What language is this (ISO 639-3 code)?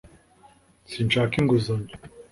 kin